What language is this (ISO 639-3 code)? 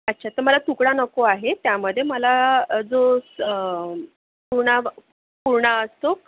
mar